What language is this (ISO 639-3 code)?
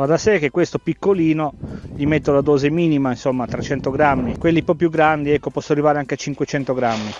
ita